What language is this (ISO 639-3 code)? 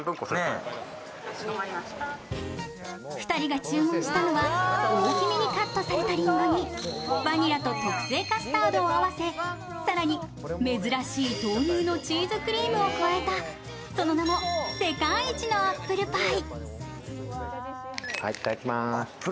jpn